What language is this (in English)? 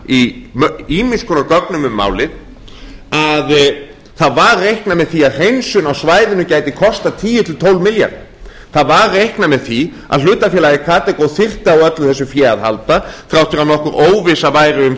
Icelandic